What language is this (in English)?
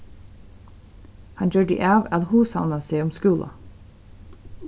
Faroese